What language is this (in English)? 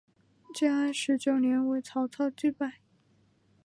Chinese